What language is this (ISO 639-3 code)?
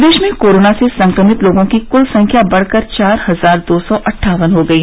hin